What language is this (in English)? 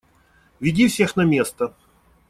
Russian